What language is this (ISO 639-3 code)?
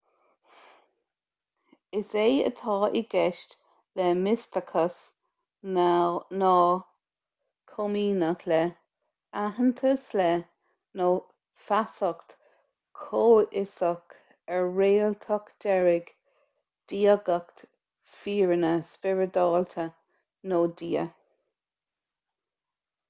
gle